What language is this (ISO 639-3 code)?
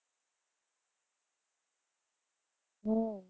guj